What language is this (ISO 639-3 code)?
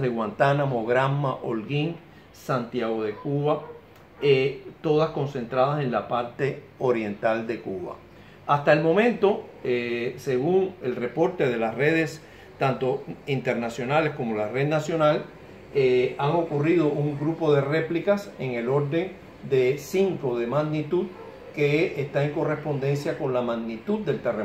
spa